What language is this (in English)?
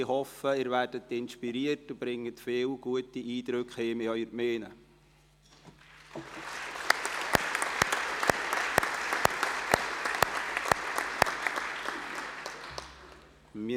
Swiss German